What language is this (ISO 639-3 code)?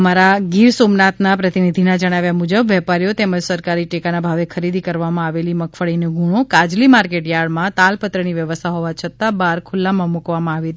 guj